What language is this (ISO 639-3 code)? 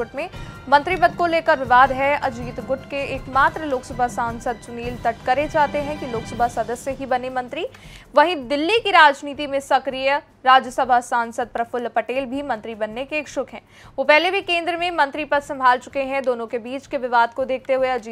hin